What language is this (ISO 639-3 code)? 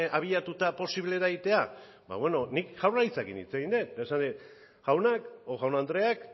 eus